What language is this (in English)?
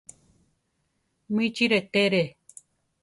Central Tarahumara